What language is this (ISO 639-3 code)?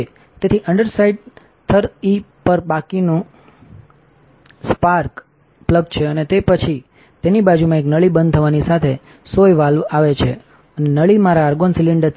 guj